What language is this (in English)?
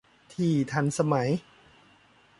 Thai